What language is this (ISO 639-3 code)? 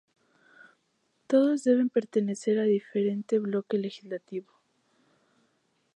spa